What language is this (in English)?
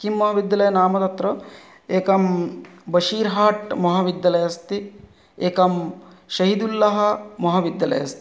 Sanskrit